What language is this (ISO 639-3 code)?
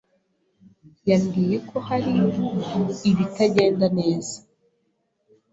kin